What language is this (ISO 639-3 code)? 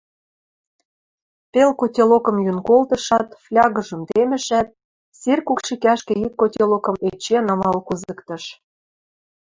mrj